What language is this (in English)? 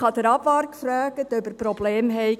Swiss German